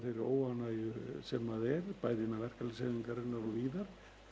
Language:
Icelandic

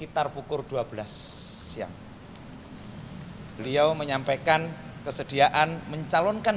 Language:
Indonesian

